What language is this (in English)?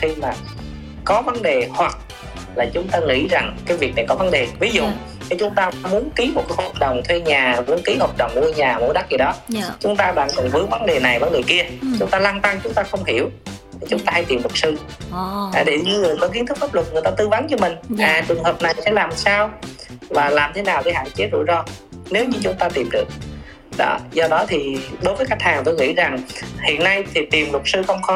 Vietnamese